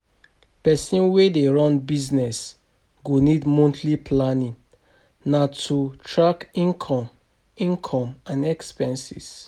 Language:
Nigerian Pidgin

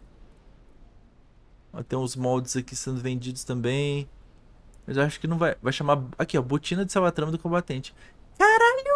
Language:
Portuguese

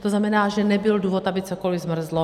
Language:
Czech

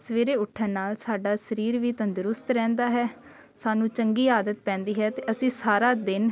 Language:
Punjabi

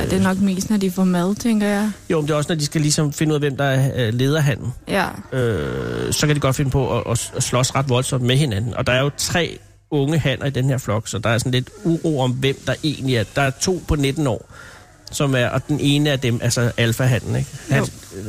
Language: Danish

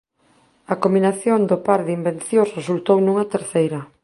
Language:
Galician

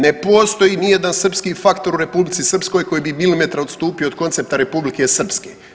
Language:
Croatian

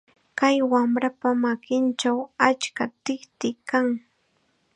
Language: Chiquián Ancash Quechua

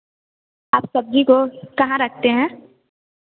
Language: Hindi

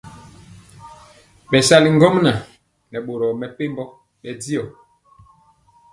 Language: Mpiemo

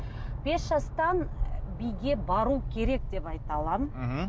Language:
Kazakh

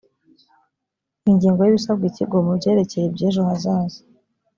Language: Kinyarwanda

